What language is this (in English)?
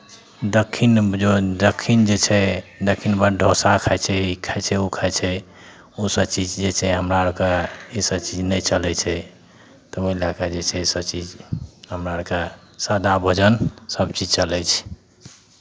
Maithili